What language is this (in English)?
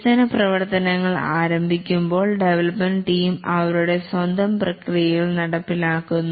Malayalam